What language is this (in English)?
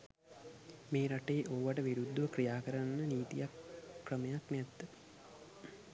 Sinhala